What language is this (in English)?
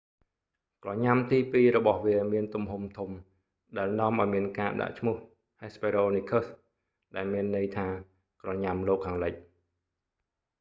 Khmer